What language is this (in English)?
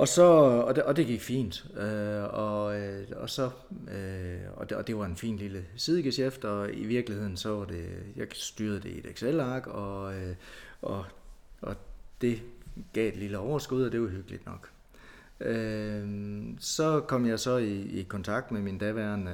Danish